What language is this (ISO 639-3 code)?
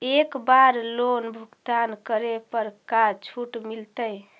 mag